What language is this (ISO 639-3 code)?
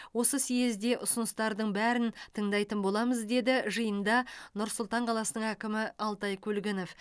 kaz